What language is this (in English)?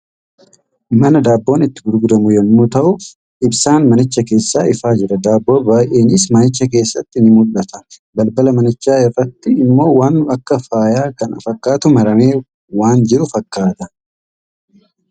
Oromo